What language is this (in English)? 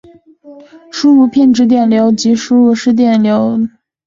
Chinese